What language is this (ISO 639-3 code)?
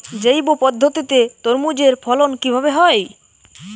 ben